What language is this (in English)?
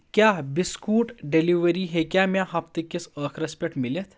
Kashmiri